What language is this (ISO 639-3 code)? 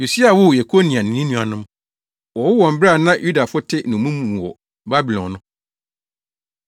aka